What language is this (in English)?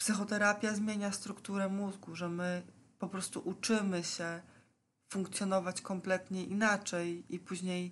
Polish